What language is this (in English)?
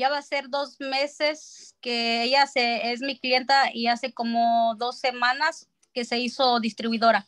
Spanish